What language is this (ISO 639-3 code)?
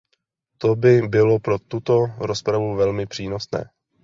ces